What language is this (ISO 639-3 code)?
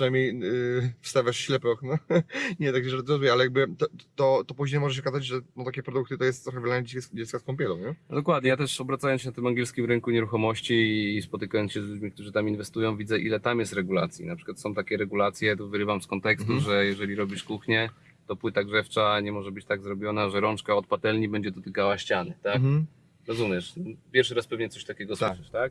pol